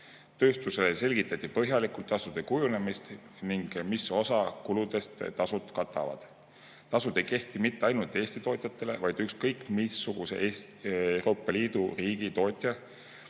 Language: Estonian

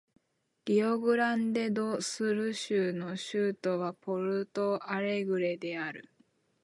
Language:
Japanese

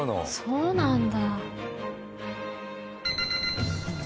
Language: Japanese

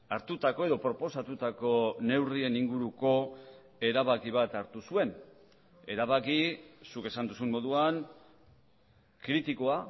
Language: Basque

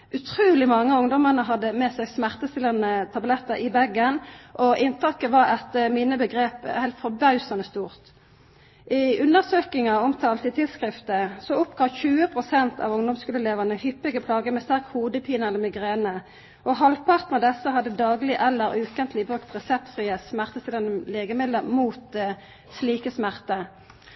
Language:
Norwegian Nynorsk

